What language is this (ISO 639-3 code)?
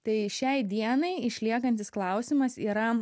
lit